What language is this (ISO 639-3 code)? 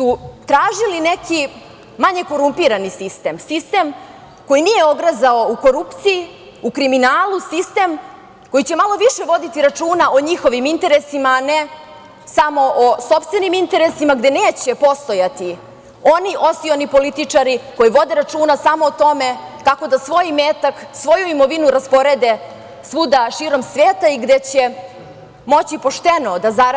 srp